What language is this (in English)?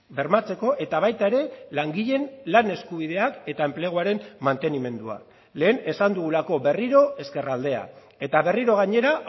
Basque